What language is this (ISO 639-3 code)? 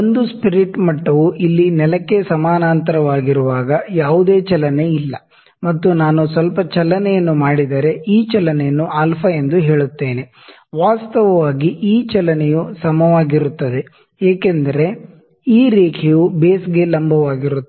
kan